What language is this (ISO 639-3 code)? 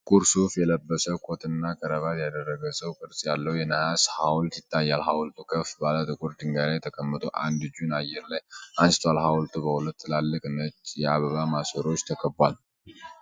amh